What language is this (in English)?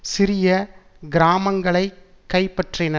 Tamil